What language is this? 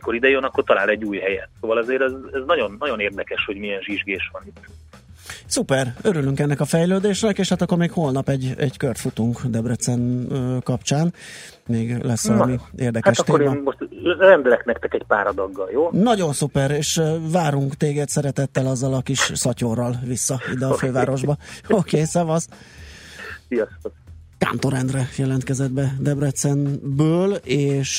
Hungarian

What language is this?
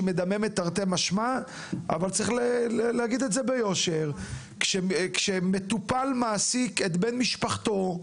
Hebrew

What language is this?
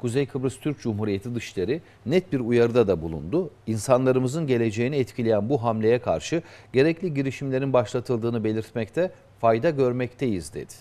Turkish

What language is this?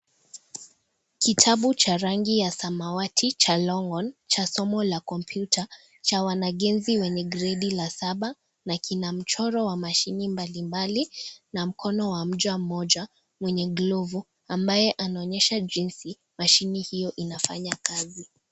Swahili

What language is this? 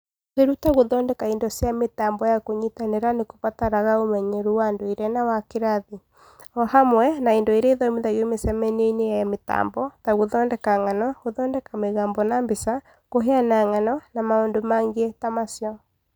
Kikuyu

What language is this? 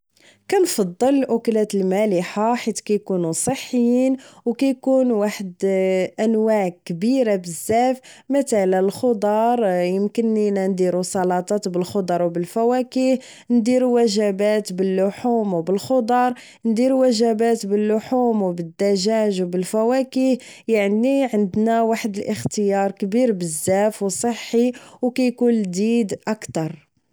Moroccan Arabic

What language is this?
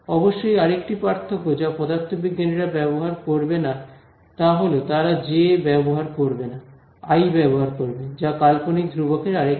Bangla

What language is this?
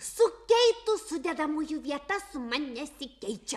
Lithuanian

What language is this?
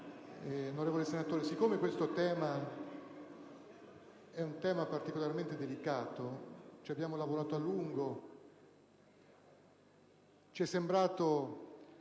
Italian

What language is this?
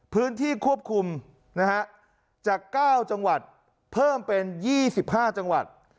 Thai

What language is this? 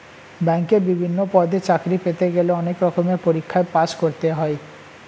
Bangla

